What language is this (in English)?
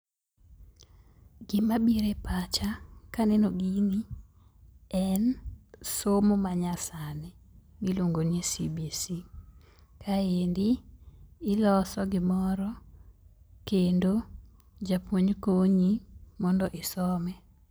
Luo (Kenya and Tanzania)